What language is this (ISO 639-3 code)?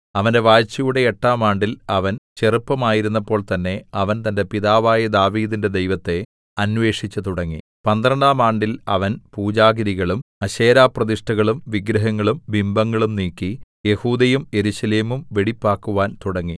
mal